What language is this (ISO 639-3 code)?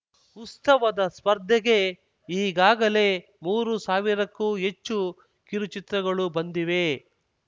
kan